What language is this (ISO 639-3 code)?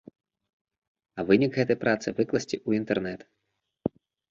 bel